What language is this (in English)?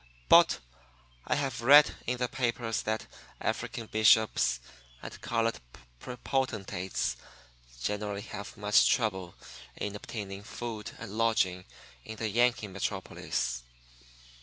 English